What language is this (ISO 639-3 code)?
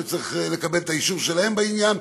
heb